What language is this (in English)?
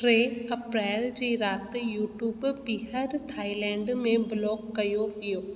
Sindhi